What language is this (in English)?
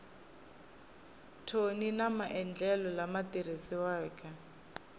Tsonga